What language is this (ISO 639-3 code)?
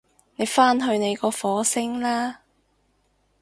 yue